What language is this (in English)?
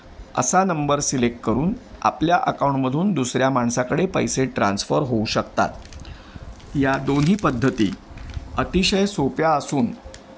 Marathi